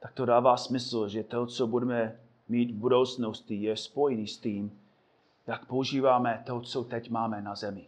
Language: Czech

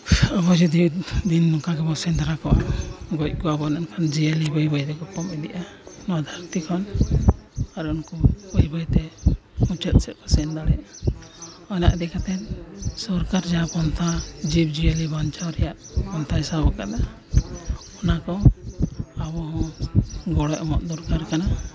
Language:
Santali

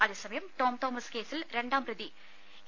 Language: Malayalam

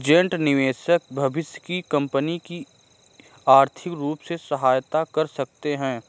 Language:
Hindi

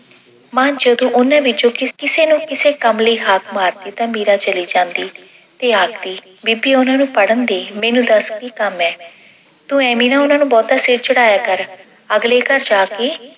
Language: Punjabi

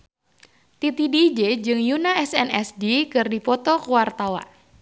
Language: Sundanese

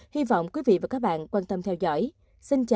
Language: Vietnamese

